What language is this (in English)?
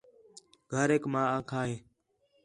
Khetrani